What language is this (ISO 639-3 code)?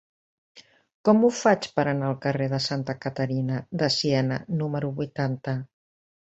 cat